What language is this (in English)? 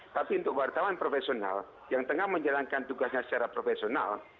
Indonesian